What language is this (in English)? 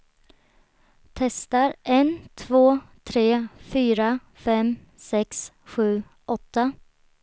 Swedish